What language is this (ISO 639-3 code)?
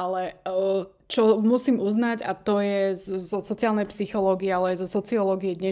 slk